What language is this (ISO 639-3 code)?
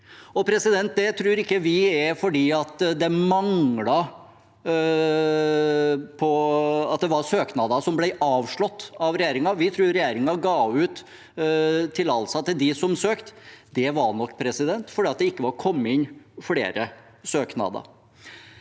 nor